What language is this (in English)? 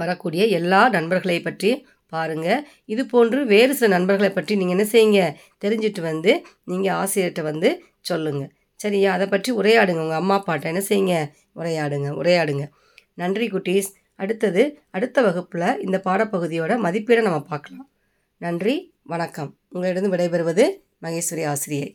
Tamil